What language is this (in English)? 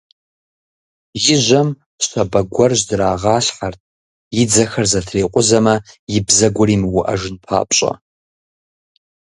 Kabardian